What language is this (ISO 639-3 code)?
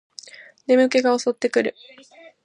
jpn